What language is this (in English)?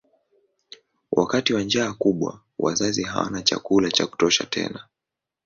Swahili